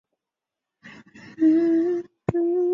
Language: Chinese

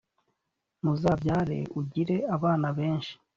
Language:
Kinyarwanda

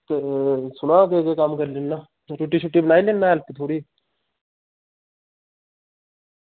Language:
Dogri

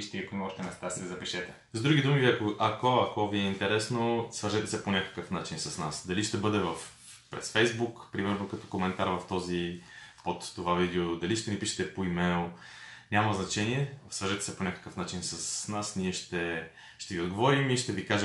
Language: Bulgarian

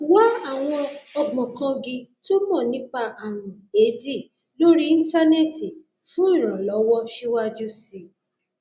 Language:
Yoruba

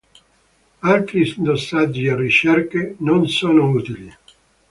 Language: Italian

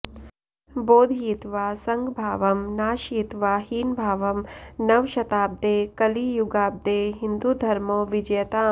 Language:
Sanskrit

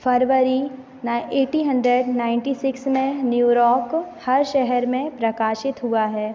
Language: Hindi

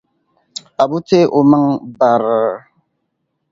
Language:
Dagbani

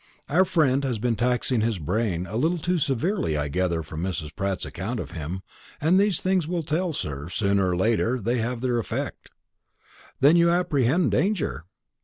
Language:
English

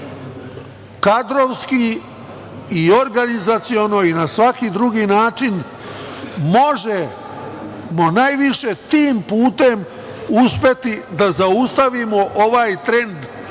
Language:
Serbian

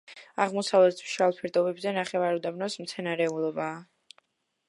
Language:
Georgian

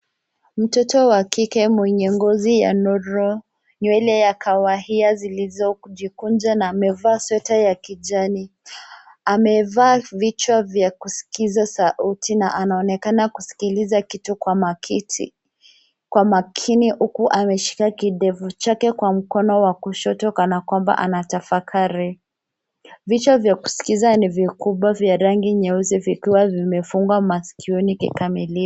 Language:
Swahili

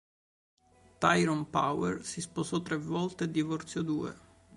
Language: Italian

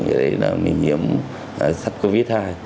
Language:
Vietnamese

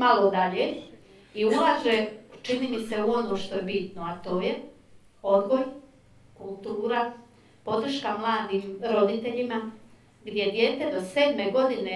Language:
Croatian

